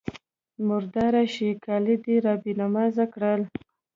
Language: Pashto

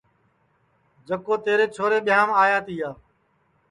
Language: Sansi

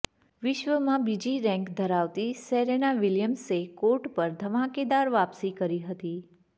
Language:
Gujarati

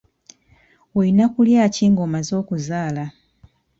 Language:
Ganda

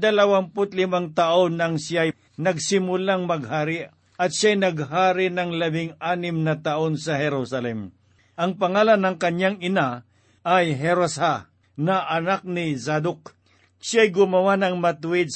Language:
Filipino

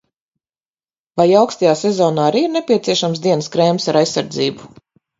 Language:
Latvian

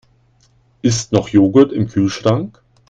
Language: German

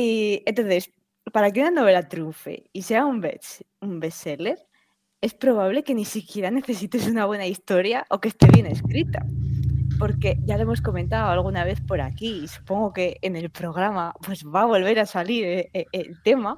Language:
Spanish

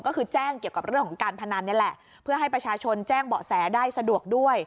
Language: Thai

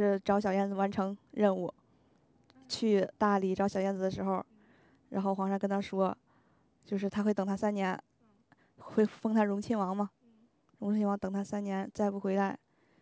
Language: Chinese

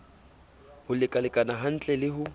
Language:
Southern Sotho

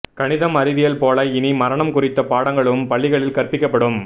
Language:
Tamil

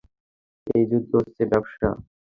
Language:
Bangla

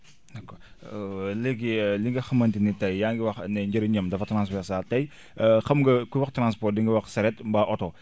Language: Wolof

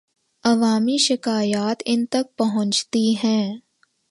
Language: Urdu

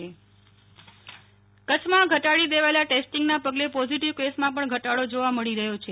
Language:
Gujarati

